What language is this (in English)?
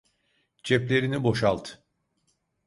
Turkish